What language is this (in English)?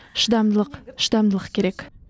Kazakh